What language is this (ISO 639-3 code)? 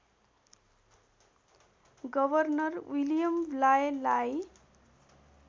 nep